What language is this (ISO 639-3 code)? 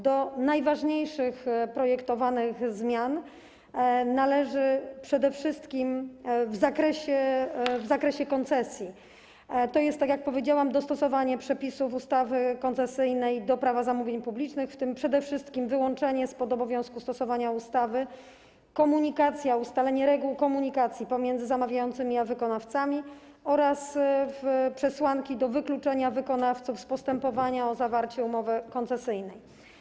pol